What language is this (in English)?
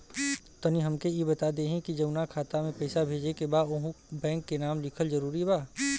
Bhojpuri